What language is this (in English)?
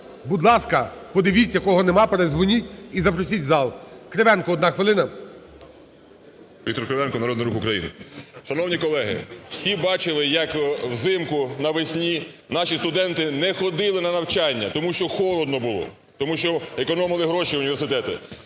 Ukrainian